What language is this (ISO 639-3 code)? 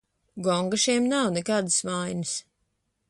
lav